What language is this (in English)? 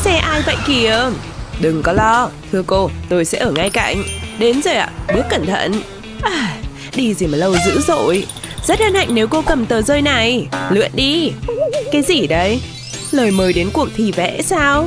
Vietnamese